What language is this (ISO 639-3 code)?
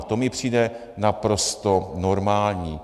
ces